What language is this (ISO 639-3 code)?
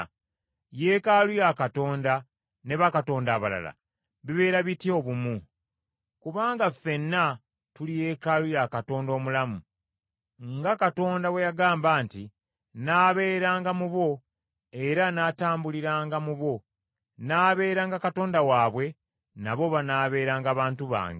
lug